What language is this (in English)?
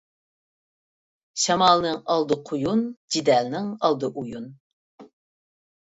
Uyghur